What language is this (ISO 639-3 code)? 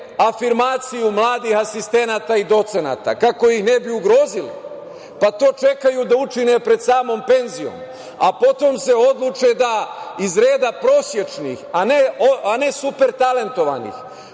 srp